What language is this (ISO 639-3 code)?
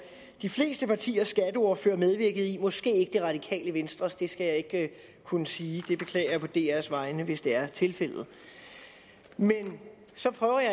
dan